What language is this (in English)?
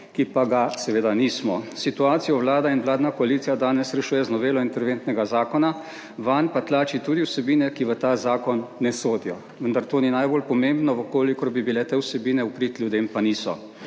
Slovenian